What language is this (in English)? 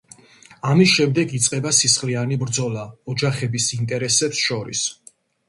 Georgian